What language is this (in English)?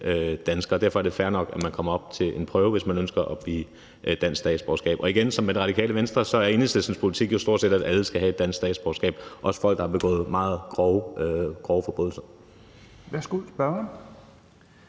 Danish